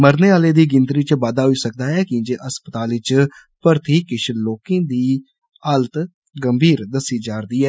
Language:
Dogri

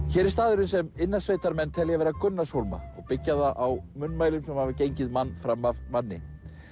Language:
Icelandic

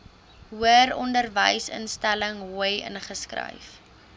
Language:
Afrikaans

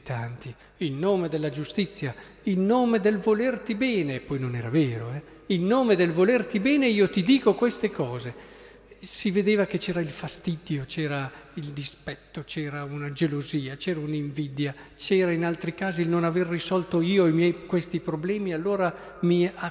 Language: Italian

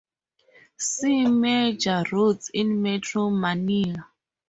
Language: English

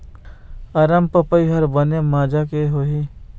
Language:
Chhattisgarhi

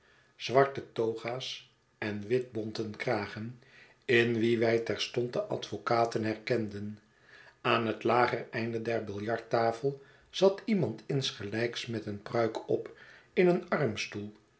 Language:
Dutch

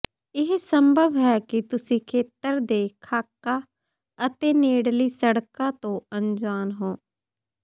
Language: Punjabi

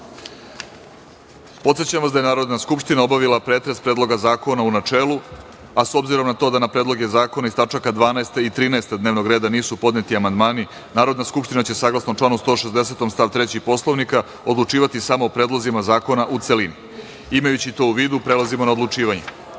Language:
Serbian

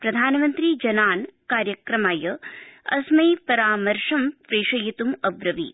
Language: Sanskrit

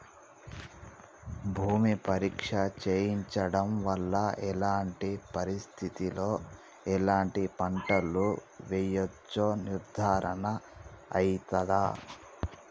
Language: Telugu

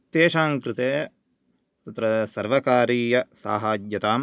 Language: Sanskrit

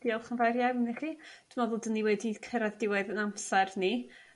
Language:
Welsh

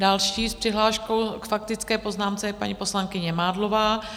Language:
Czech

